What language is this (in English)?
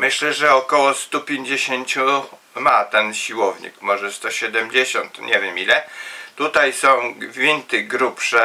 Polish